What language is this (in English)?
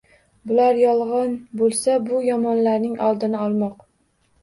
Uzbek